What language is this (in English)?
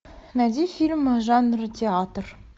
Russian